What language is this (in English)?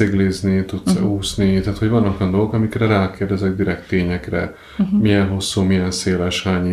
Hungarian